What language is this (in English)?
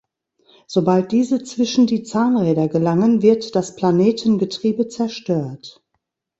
German